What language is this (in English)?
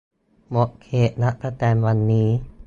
Thai